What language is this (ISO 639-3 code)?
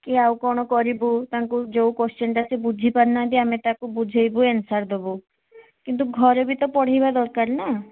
ori